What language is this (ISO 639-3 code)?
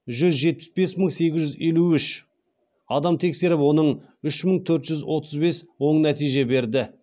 kaz